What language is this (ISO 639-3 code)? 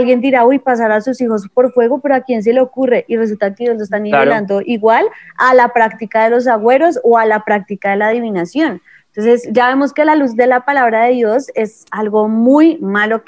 spa